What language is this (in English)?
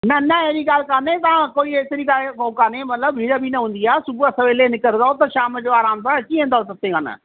Sindhi